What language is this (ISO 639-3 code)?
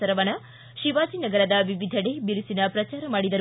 kan